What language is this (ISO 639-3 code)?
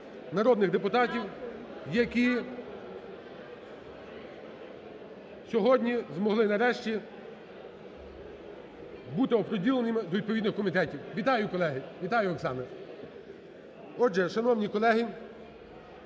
ukr